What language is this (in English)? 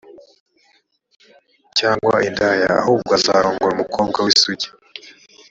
Kinyarwanda